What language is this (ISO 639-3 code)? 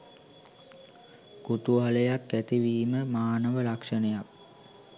sin